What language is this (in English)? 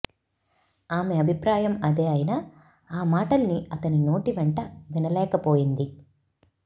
Telugu